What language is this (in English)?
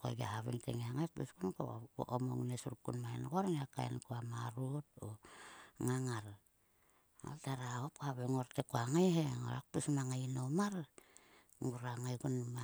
Sulka